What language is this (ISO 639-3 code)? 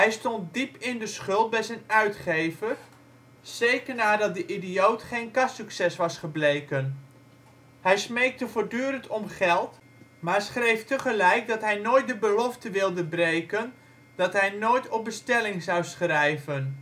nld